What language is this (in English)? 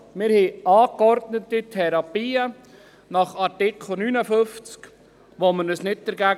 Swiss German